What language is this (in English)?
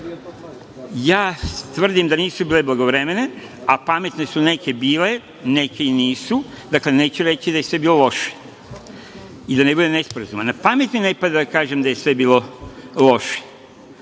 Serbian